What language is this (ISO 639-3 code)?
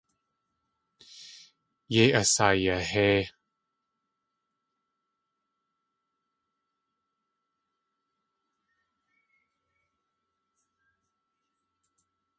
tli